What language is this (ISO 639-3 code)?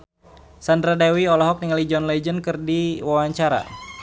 sun